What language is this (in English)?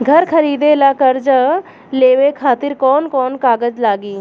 Bhojpuri